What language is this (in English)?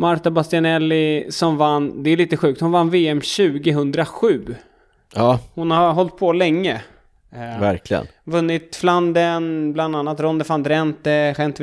Swedish